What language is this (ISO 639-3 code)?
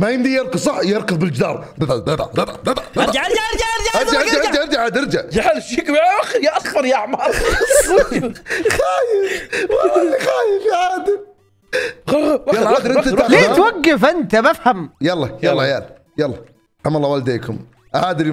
ara